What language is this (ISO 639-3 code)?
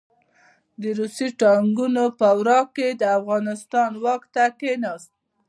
pus